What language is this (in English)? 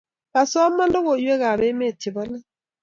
Kalenjin